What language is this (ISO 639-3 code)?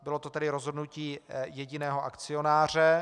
ces